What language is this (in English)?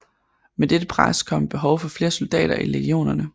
Danish